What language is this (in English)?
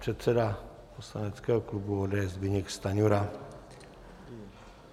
Czech